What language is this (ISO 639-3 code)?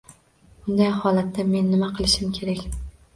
uzb